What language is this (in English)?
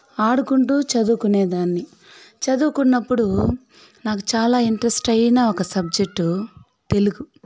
Telugu